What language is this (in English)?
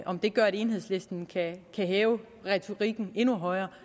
Danish